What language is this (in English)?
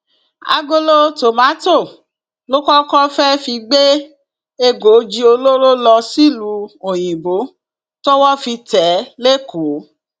Yoruba